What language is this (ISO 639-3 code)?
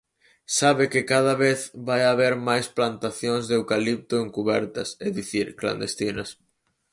glg